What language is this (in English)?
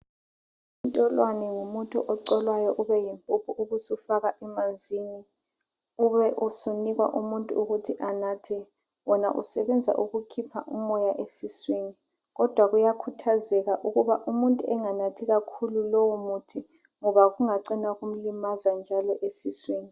North Ndebele